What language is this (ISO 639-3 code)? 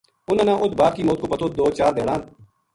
gju